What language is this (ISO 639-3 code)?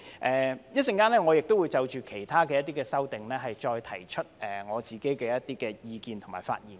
yue